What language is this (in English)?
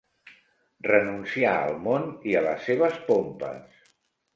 Catalan